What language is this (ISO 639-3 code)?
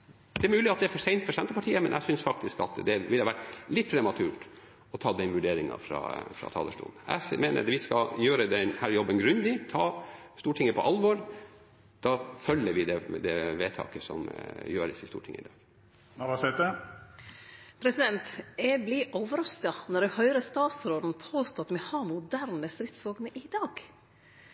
nor